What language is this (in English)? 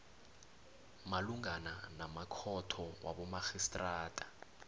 South Ndebele